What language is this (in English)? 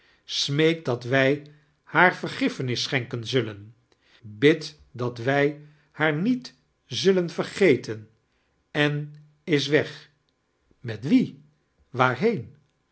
Dutch